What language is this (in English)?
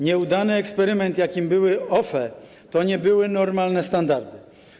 Polish